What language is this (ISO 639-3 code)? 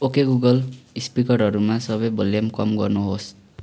nep